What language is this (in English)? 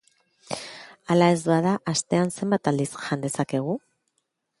Basque